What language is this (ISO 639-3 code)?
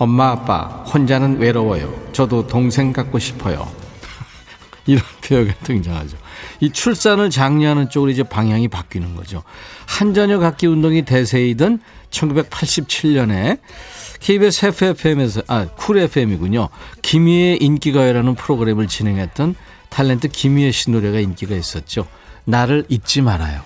kor